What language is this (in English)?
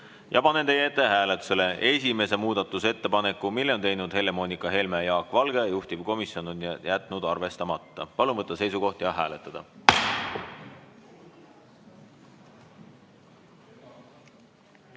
Estonian